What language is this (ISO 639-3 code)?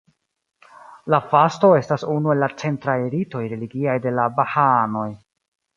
epo